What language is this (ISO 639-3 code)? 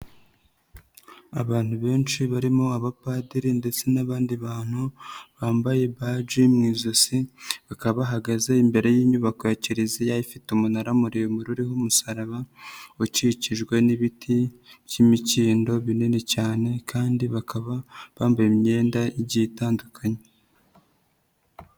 kin